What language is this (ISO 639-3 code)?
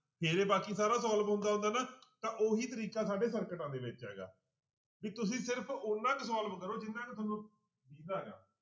pan